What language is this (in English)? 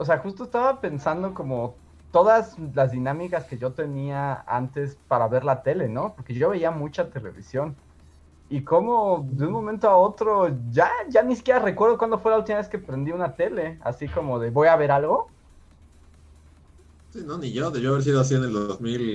Spanish